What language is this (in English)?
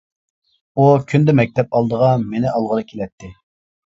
Uyghur